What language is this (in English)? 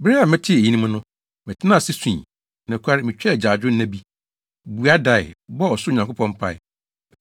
Akan